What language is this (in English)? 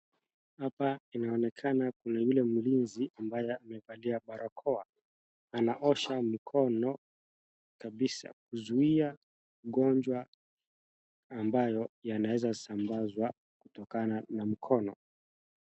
Swahili